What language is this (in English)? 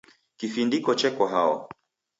Taita